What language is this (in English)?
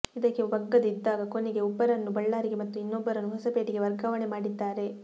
Kannada